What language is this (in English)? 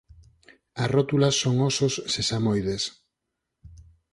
Galician